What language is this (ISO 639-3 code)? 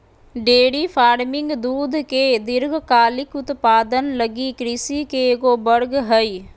mag